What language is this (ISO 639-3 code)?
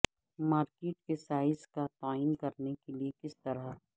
urd